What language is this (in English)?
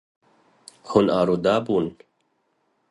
Kurdish